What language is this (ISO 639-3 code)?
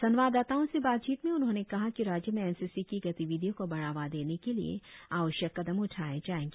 hin